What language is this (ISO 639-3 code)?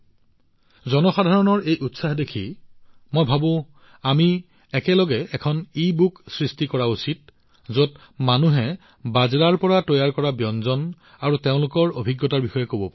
asm